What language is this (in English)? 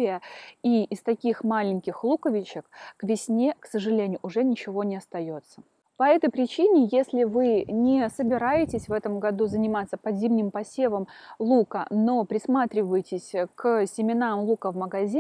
Russian